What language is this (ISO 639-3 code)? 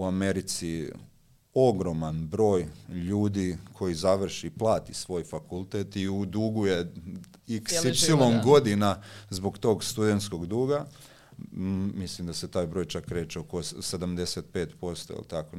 hrv